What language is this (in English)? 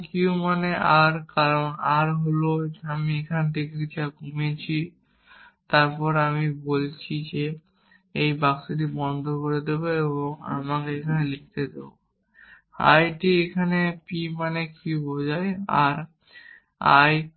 Bangla